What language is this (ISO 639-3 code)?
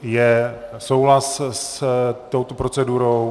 ces